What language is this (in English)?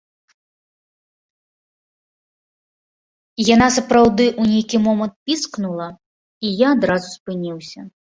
Belarusian